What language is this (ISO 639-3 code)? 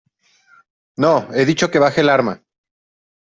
spa